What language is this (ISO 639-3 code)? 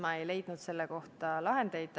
est